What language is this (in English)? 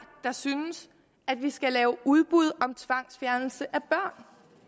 Danish